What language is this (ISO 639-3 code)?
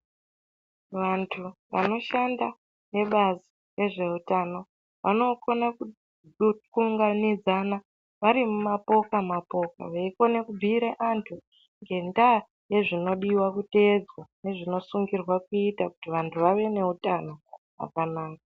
ndc